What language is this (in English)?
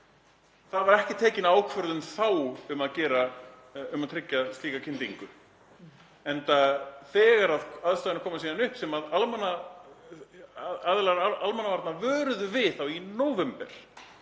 Icelandic